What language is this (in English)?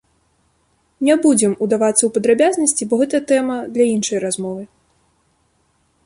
Belarusian